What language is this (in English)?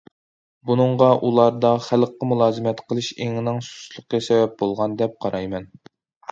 Uyghur